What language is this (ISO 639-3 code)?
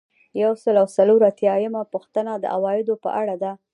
pus